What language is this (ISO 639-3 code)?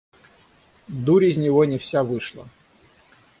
rus